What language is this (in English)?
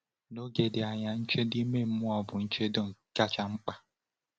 Igbo